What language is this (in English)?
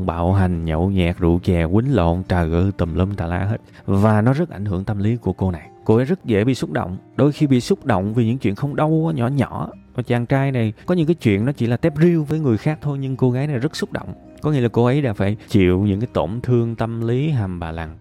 Vietnamese